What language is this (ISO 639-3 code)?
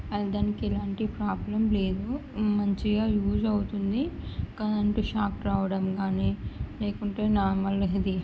tel